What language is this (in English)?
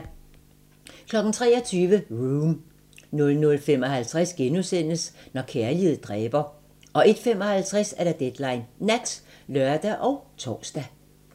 Danish